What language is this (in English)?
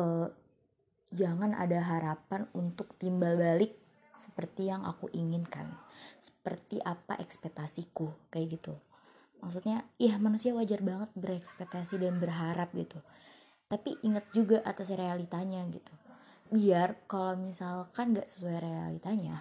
Indonesian